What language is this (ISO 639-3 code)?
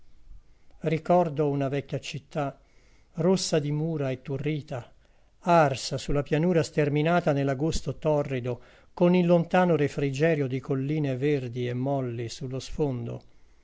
ita